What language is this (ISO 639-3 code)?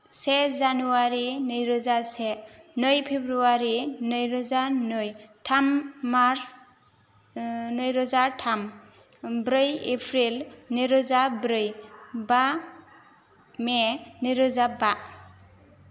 brx